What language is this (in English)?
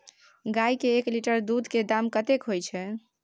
Maithili